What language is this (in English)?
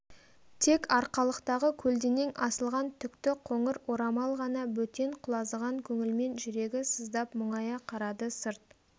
Kazakh